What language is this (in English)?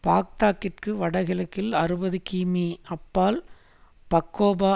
Tamil